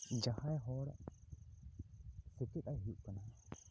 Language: Santali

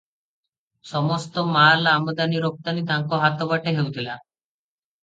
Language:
Odia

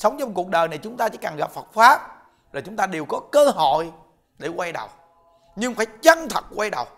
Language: Vietnamese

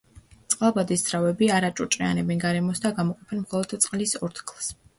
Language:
Georgian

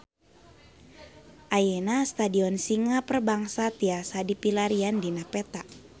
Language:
Sundanese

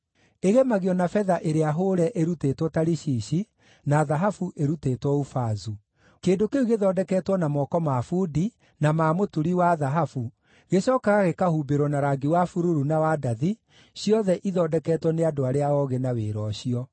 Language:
Kikuyu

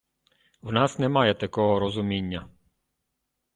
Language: Ukrainian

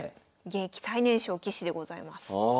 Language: Japanese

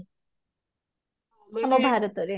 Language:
Odia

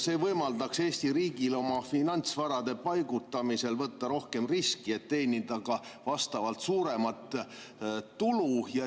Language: Estonian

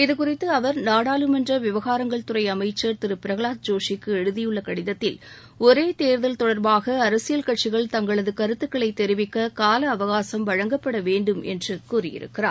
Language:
Tamil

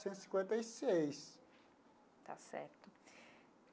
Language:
Portuguese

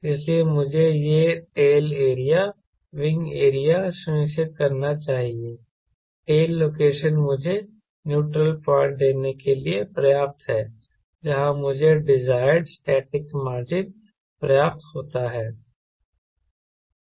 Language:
Hindi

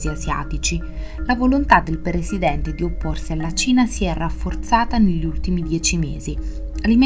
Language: Italian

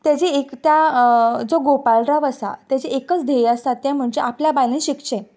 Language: Konkani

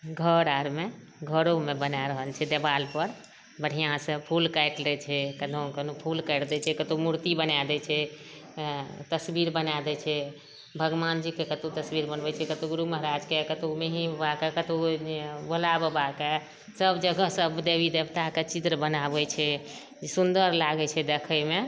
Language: Maithili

